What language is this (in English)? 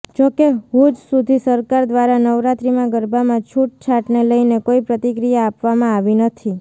Gujarati